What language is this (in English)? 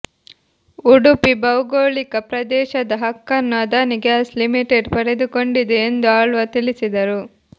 Kannada